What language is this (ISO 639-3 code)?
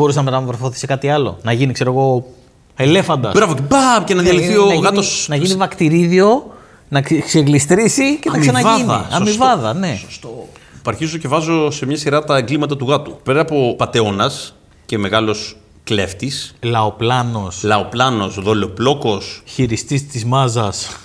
ell